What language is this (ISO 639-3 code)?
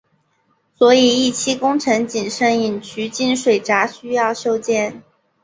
zho